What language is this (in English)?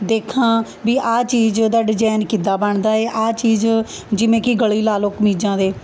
Punjabi